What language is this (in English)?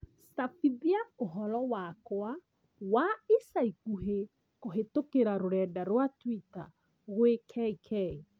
Kikuyu